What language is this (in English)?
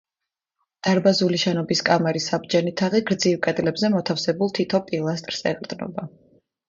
Georgian